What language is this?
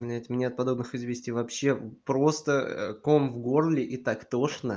Russian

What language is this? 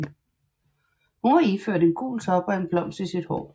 Danish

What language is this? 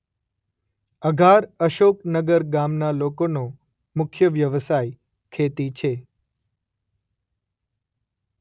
Gujarati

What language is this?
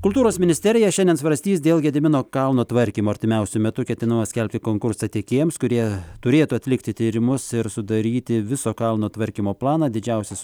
Lithuanian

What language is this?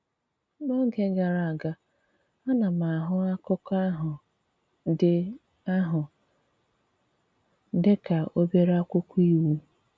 Igbo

